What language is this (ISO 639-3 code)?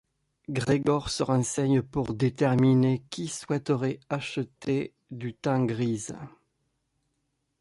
fra